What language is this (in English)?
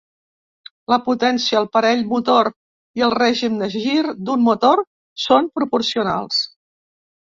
Catalan